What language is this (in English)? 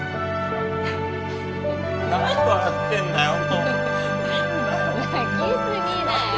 Japanese